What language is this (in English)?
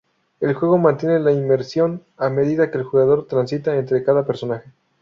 Spanish